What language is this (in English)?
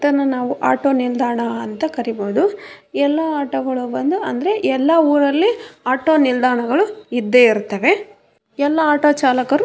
Kannada